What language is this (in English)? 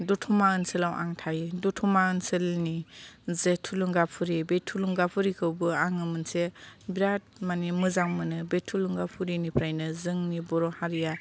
Bodo